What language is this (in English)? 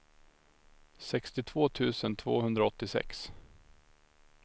Swedish